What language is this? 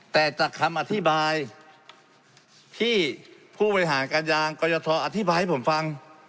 Thai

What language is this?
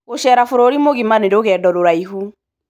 Kikuyu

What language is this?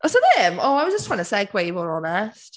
Welsh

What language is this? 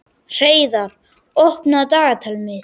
Icelandic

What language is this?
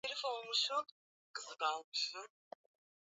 Swahili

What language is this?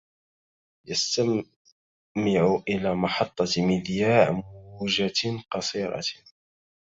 Arabic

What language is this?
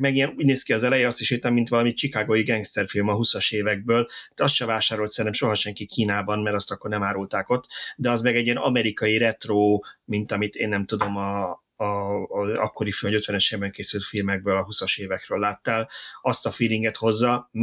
Hungarian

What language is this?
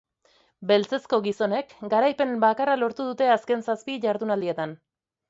Basque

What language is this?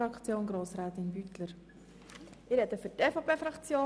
Swiss German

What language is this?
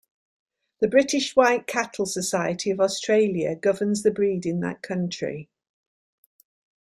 English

